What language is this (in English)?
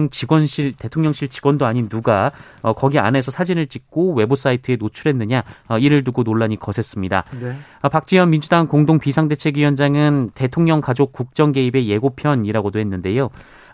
Korean